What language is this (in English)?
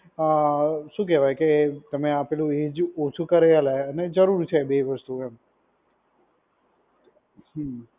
Gujarati